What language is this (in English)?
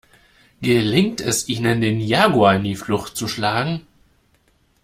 German